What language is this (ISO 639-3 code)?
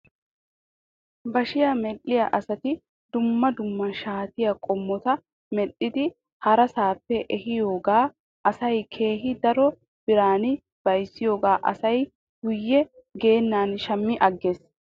wal